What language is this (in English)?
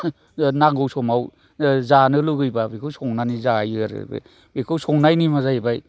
Bodo